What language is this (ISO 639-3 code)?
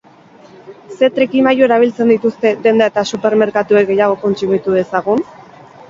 eus